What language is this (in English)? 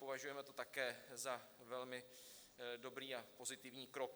Czech